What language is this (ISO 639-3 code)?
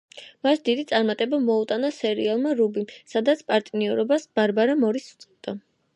kat